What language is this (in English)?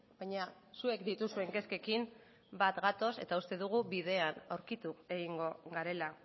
Basque